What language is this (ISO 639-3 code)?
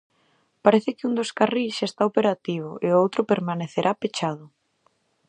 glg